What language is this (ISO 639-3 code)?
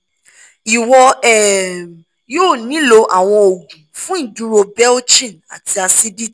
yor